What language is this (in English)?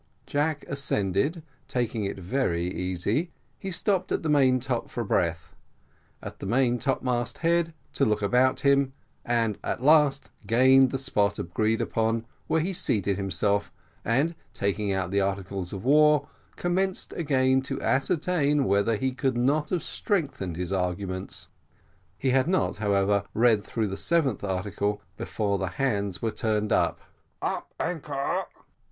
English